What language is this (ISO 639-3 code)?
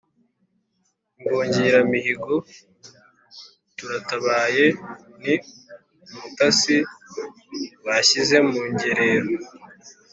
kin